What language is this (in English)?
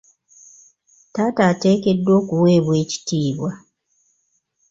Ganda